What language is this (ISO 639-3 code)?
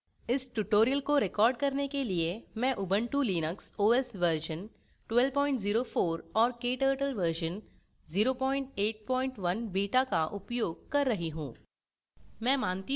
hin